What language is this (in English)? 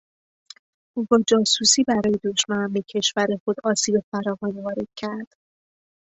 Persian